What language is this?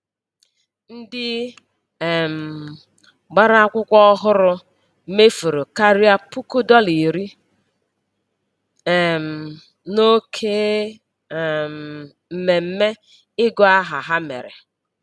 Igbo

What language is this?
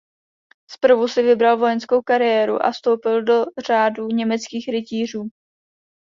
Czech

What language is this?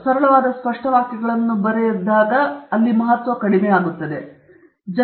Kannada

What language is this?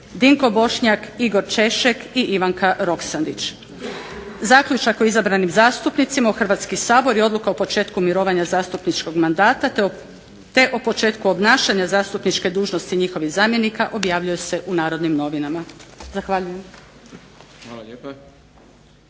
Croatian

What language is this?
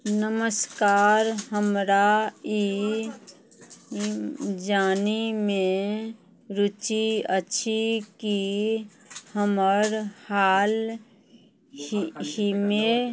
Maithili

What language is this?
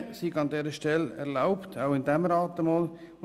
Swiss German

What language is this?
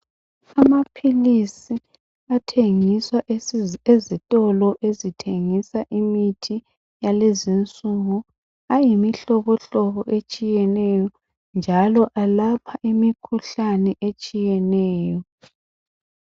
North Ndebele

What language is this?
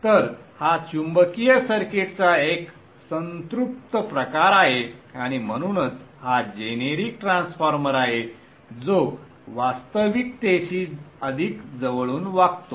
Marathi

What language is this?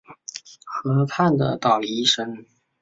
Chinese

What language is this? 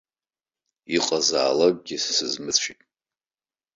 Abkhazian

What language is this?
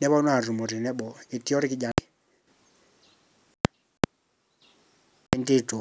Masai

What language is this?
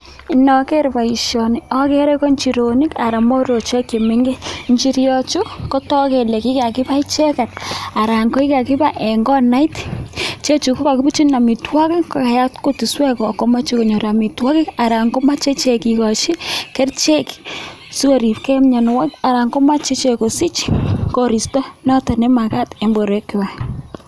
Kalenjin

